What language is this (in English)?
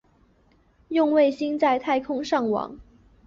Chinese